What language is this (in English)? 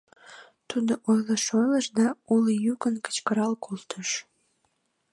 Mari